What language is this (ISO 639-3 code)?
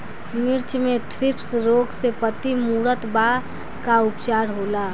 bho